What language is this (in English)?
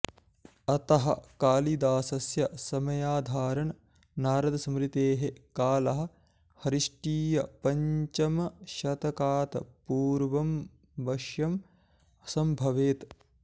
Sanskrit